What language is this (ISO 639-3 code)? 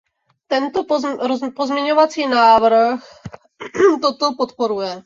ces